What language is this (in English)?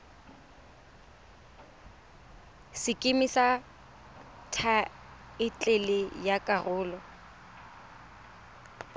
Tswana